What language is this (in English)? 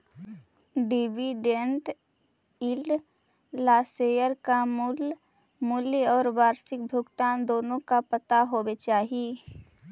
Magahi